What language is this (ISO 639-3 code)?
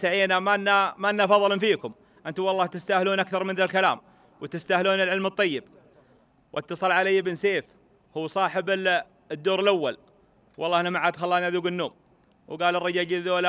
ara